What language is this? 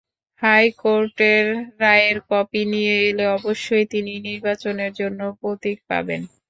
Bangla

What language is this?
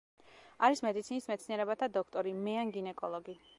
Georgian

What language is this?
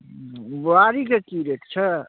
Maithili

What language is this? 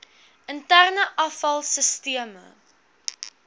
Afrikaans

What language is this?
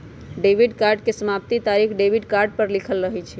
Magahi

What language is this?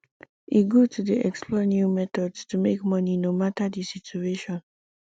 Nigerian Pidgin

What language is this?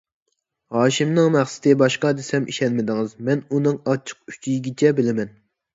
Uyghur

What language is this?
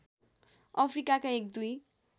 Nepali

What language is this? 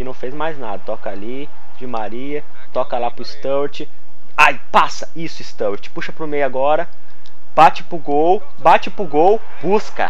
Portuguese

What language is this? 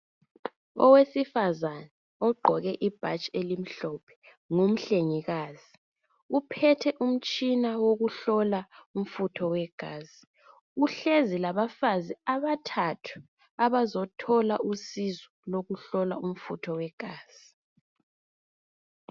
North Ndebele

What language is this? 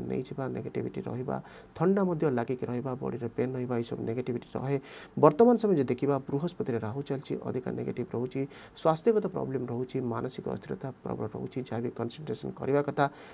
Hindi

